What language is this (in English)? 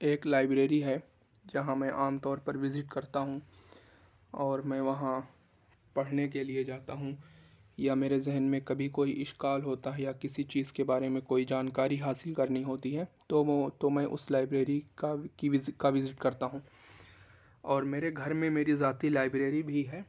Urdu